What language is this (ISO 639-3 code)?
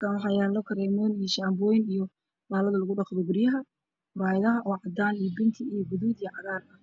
som